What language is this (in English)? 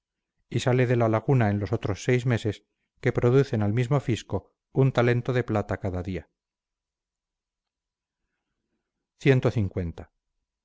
Spanish